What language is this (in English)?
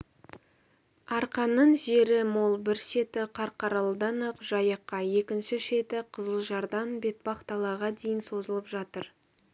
Kazakh